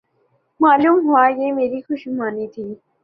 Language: Urdu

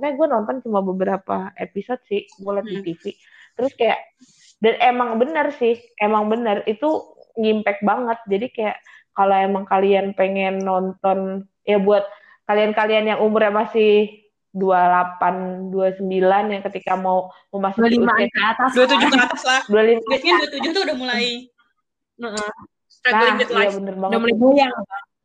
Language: Indonesian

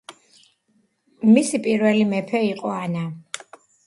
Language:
Georgian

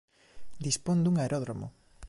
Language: Galician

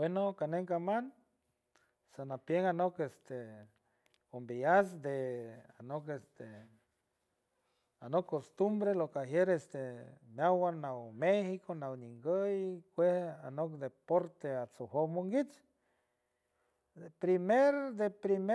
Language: San Francisco Del Mar Huave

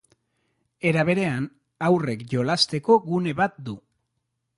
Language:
Basque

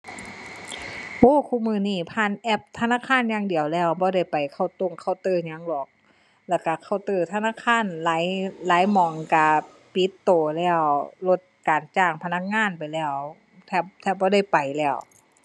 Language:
Thai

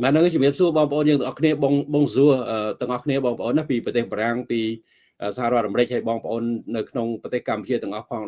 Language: Vietnamese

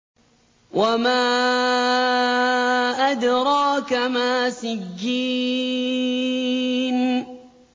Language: Arabic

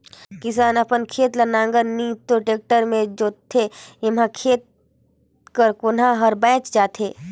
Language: Chhattisgarhi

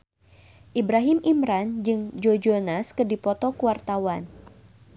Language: Sundanese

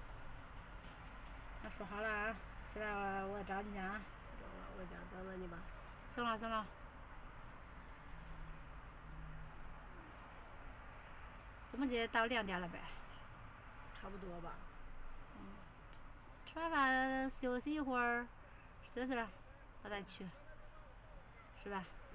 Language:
Chinese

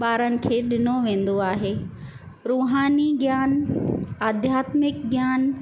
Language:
Sindhi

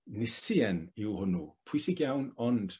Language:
Welsh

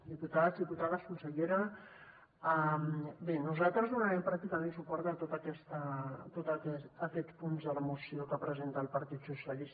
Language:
Catalan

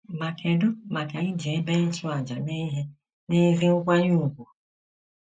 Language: Igbo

